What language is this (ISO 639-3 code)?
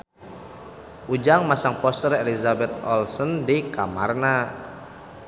sun